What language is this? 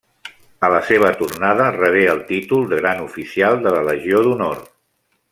Catalan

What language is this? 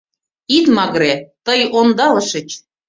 Mari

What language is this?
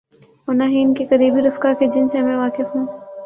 Urdu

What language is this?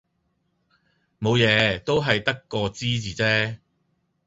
Cantonese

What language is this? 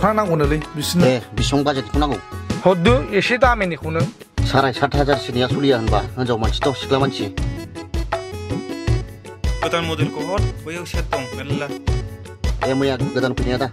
Thai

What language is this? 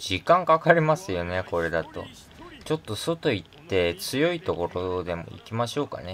Japanese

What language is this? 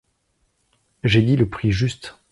French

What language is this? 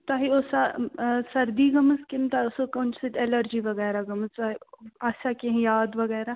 Kashmiri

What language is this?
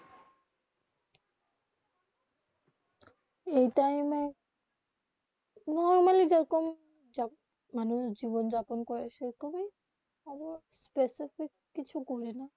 Bangla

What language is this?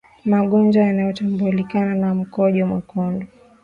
Swahili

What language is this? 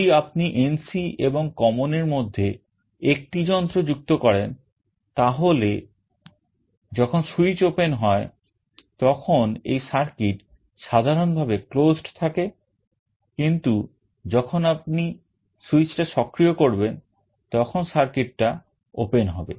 Bangla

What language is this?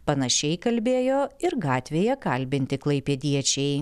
Lithuanian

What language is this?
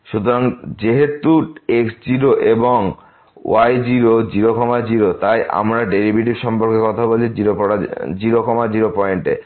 Bangla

